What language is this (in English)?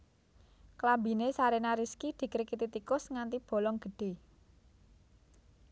Javanese